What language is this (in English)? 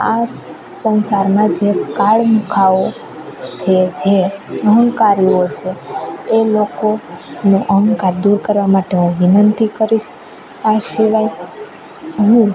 Gujarati